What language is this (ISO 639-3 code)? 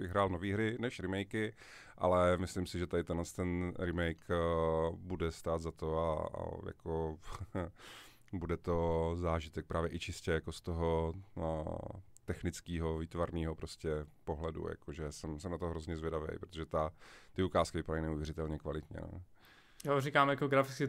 ces